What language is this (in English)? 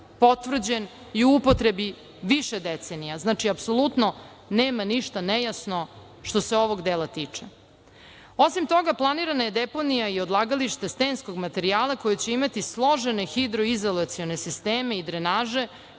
Serbian